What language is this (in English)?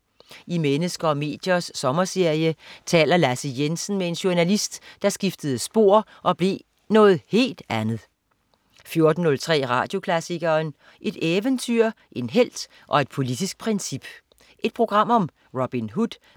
Danish